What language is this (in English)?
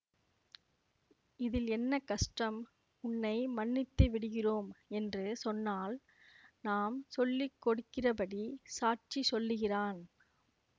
Tamil